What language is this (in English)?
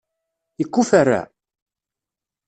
Kabyle